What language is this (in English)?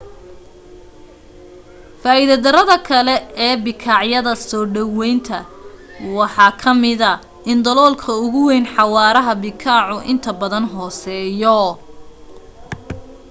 Somali